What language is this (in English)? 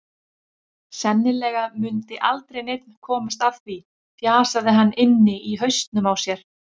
Icelandic